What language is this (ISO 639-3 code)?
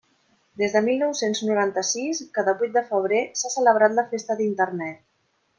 cat